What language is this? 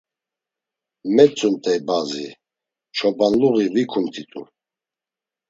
Laz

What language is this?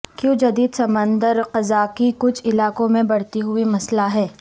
Urdu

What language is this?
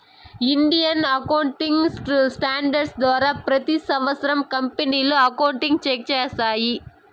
Telugu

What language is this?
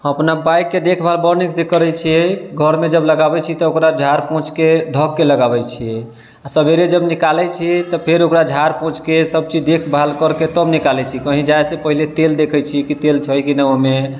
Maithili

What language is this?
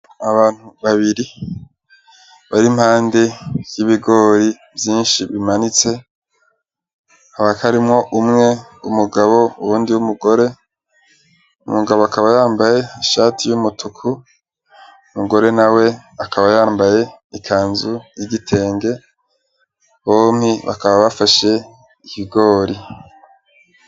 Rundi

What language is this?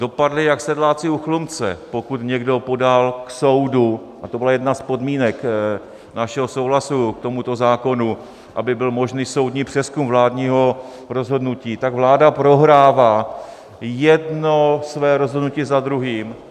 Czech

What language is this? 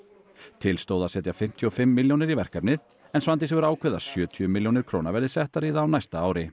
Icelandic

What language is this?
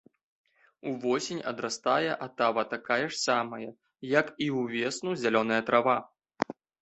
Belarusian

